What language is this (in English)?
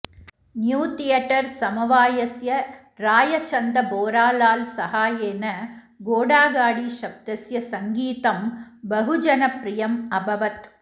Sanskrit